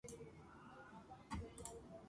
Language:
Georgian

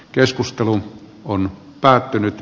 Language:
Finnish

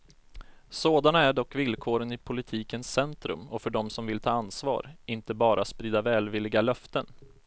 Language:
Swedish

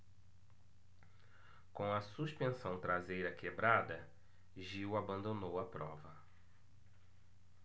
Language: Portuguese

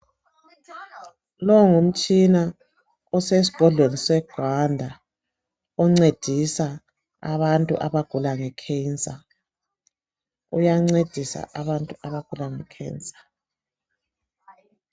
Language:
North Ndebele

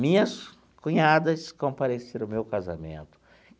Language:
Portuguese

